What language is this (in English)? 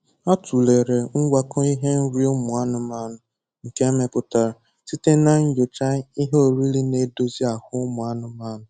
Igbo